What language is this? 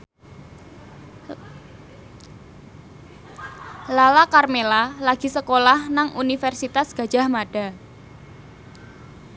Javanese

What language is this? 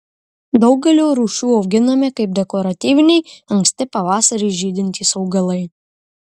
Lithuanian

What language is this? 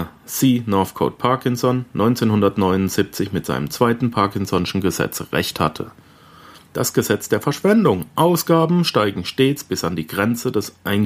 German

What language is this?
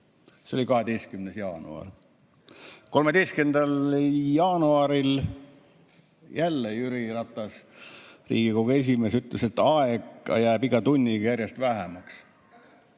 Estonian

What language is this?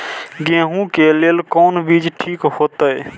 Maithili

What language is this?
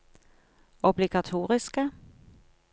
Norwegian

